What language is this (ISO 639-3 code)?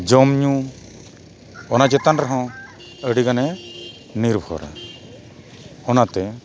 sat